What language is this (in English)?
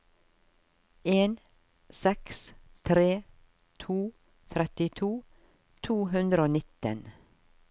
Norwegian